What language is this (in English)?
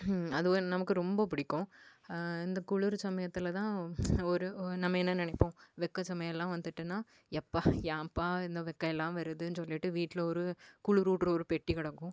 Tamil